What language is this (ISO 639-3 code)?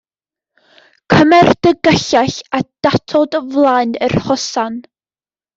cym